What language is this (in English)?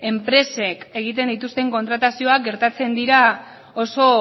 Basque